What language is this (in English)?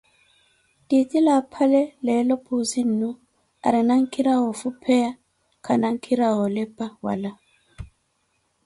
Koti